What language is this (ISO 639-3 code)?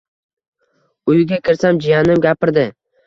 uzb